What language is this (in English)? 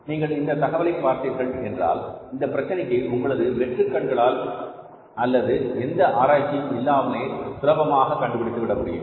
Tamil